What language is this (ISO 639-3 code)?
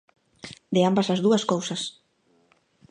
glg